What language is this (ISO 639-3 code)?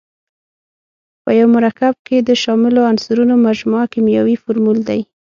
pus